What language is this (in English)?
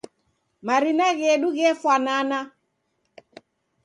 Taita